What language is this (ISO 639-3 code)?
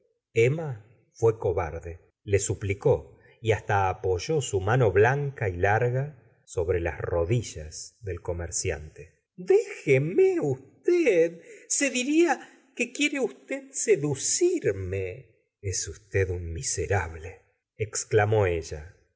spa